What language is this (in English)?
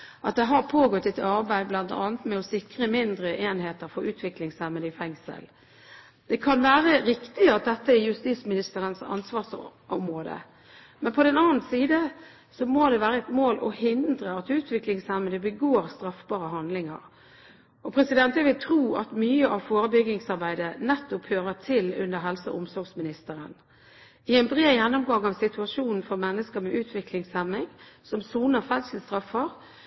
Norwegian Bokmål